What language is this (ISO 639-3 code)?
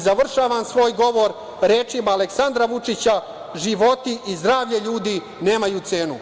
srp